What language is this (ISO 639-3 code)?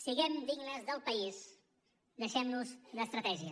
cat